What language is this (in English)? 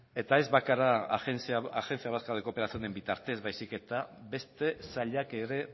Basque